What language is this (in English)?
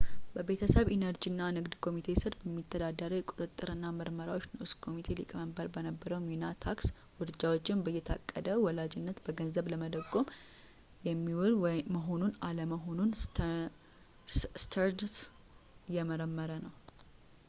Amharic